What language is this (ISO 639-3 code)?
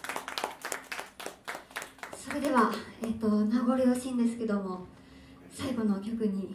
jpn